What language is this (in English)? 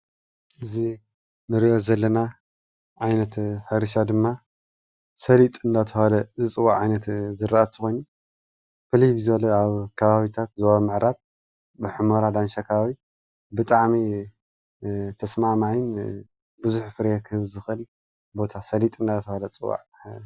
Tigrinya